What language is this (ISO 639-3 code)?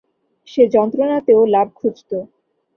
ben